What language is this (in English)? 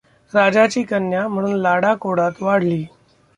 Marathi